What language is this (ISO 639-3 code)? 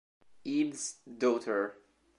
ita